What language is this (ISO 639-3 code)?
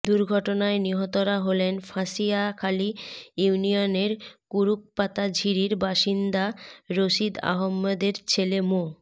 ben